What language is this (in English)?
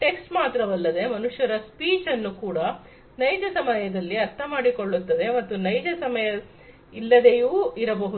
Kannada